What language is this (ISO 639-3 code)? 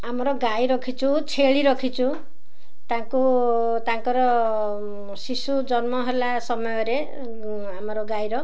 ori